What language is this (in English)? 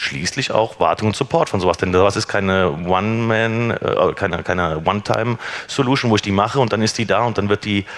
German